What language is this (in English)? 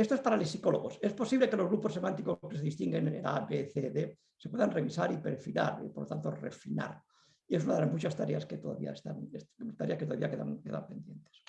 Spanish